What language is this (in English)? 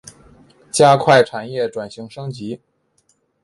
Chinese